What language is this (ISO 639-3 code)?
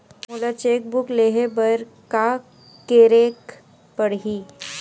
hne